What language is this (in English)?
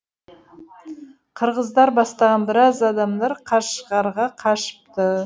Kazakh